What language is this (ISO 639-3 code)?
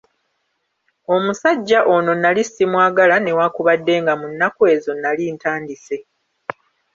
lug